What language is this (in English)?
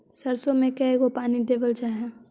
Magahi